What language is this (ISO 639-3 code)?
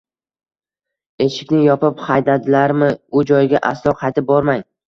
uzb